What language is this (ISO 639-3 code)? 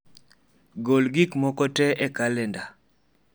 luo